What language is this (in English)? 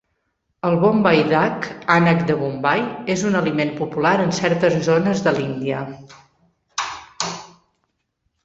Catalan